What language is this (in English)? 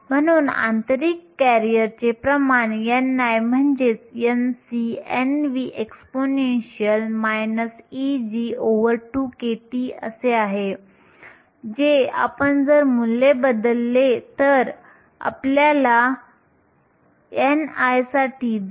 Marathi